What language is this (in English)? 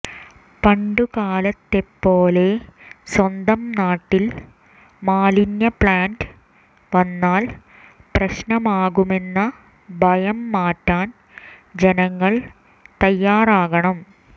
Malayalam